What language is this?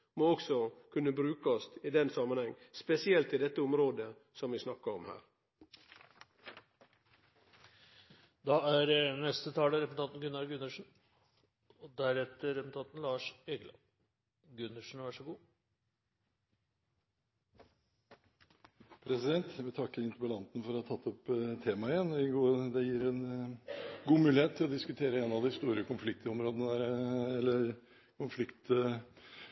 Norwegian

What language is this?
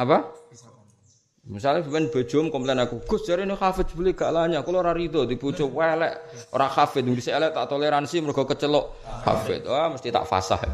Malay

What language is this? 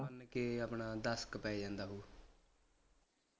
Punjabi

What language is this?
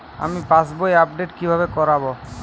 Bangla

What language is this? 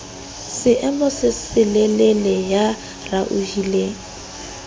Southern Sotho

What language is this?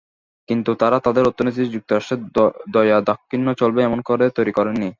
Bangla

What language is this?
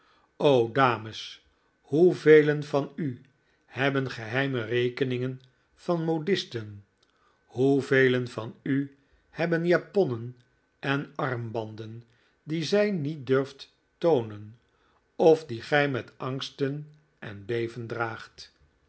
Dutch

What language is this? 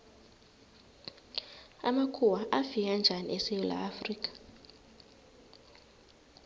South Ndebele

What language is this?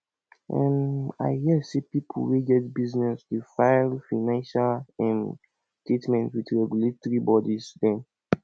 Nigerian Pidgin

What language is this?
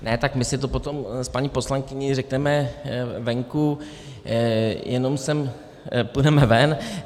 Czech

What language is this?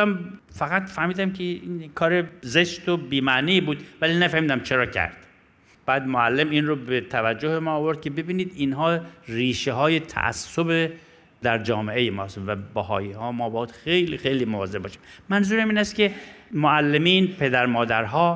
Persian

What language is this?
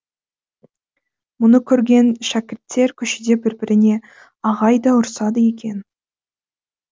Kazakh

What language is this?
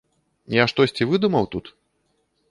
Belarusian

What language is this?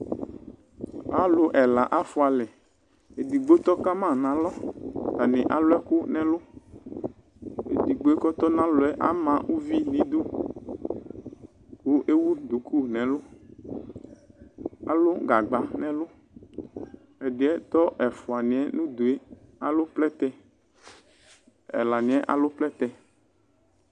Ikposo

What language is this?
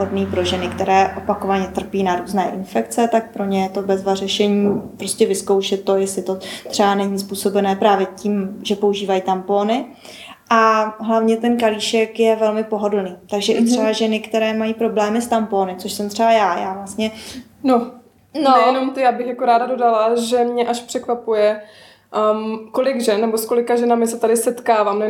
Czech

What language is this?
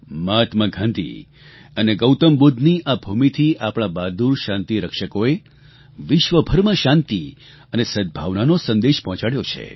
Gujarati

